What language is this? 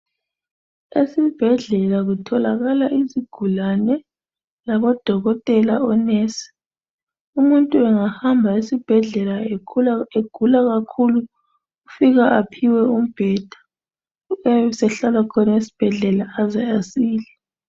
North Ndebele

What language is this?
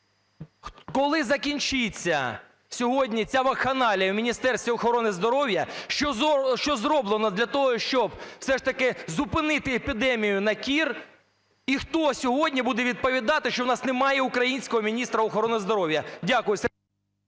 Ukrainian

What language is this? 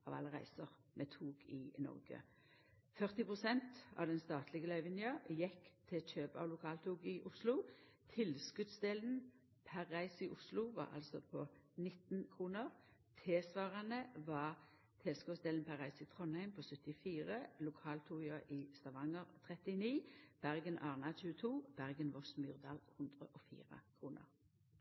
Norwegian Nynorsk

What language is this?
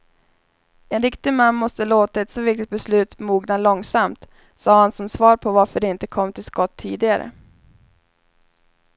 Swedish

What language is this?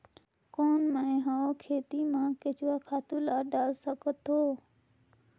Chhattisgarhi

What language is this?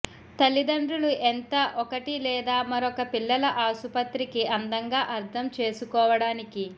Telugu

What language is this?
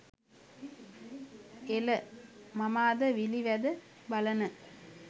Sinhala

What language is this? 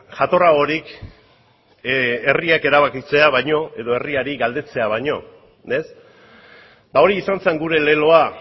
Basque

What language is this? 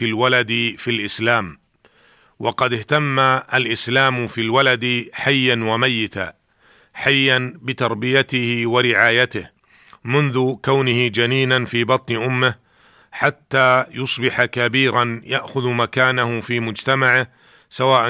Arabic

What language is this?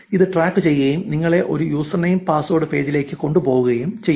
Malayalam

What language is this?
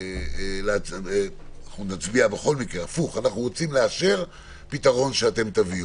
Hebrew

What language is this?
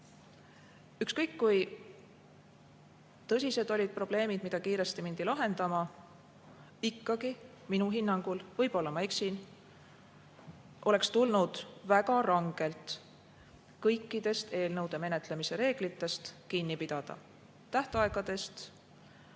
Estonian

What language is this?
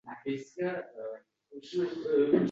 Uzbek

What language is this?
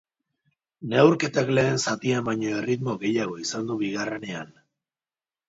Basque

